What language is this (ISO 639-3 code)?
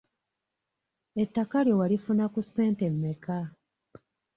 lug